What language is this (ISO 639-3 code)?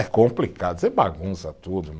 por